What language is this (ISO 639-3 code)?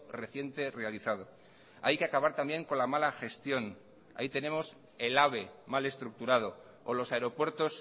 spa